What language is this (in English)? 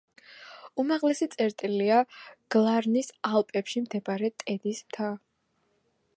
Georgian